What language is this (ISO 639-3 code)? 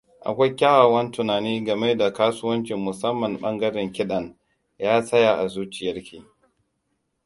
hau